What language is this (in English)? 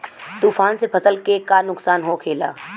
Bhojpuri